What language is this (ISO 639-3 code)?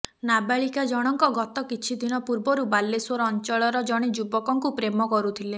ori